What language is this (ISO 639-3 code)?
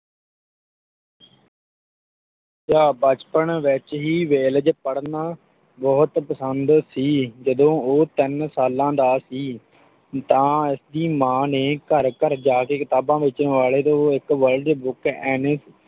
pan